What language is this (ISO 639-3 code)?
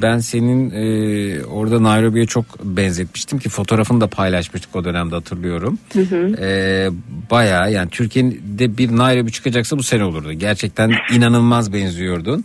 tur